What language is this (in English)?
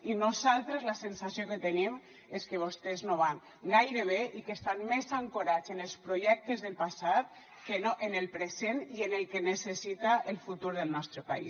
Catalan